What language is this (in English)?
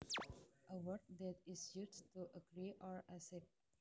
Javanese